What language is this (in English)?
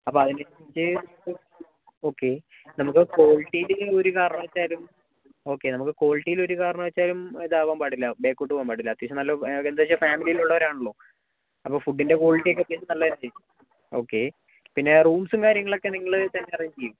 Malayalam